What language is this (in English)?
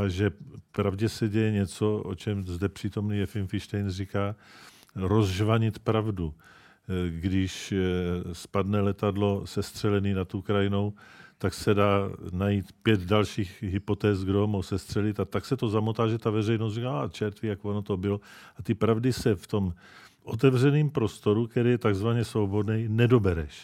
Czech